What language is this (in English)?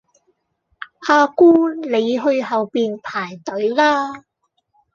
Cantonese